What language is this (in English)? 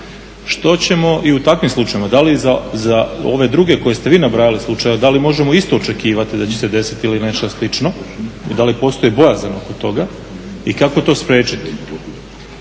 Croatian